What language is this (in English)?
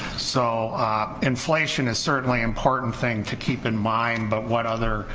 English